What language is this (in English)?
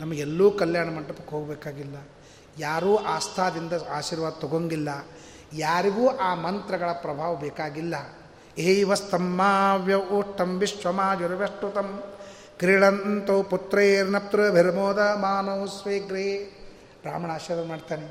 Kannada